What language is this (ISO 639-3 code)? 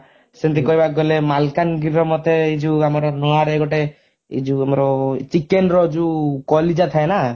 ori